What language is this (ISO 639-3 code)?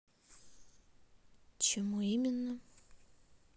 rus